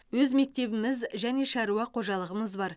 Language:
Kazakh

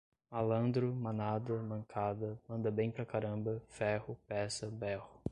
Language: Portuguese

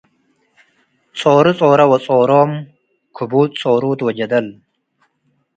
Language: Tigre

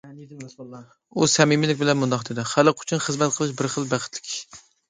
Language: Uyghur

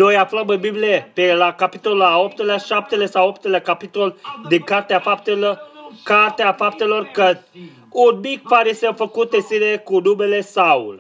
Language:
Romanian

